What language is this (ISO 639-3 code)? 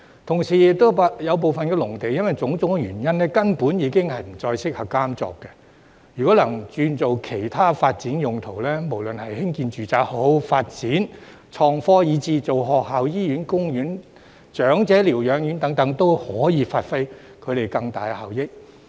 yue